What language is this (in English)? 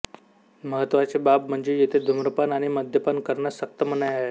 Marathi